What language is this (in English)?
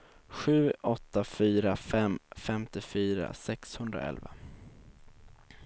Swedish